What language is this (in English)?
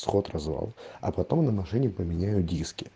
Russian